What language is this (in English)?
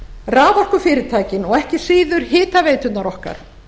Icelandic